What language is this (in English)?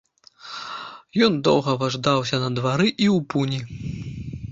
Belarusian